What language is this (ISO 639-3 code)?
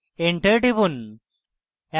ben